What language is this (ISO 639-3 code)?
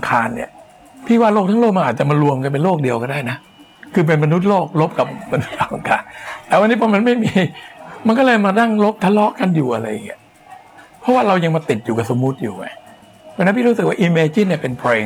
tha